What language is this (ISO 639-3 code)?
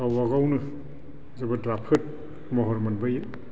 brx